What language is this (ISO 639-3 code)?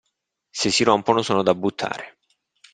ita